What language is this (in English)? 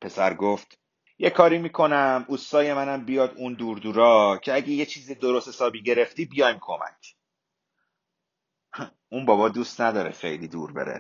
Persian